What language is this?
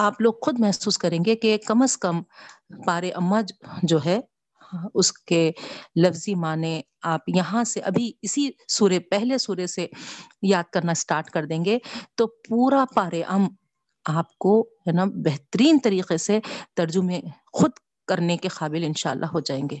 Urdu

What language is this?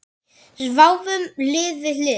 Icelandic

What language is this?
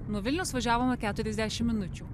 Lithuanian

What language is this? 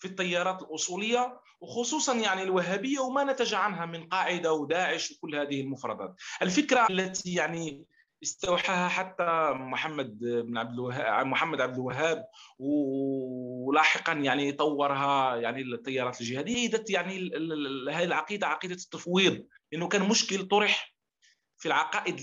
Arabic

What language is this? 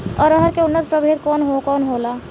Bhojpuri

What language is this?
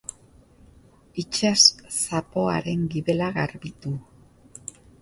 Basque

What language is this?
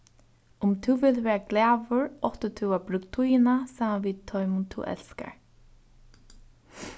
Faroese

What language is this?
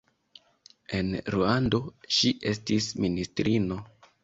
Esperanto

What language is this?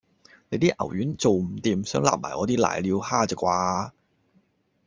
Cantonese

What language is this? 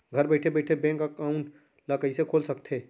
Chhattisgarhi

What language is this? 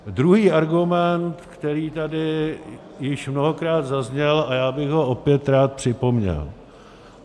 Czech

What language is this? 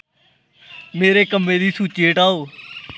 Dogri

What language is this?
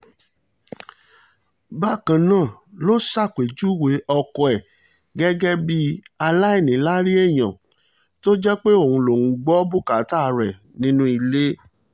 Yoruba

